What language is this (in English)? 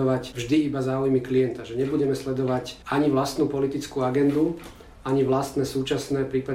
Slovak